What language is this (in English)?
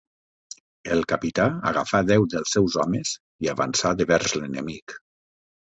Catalan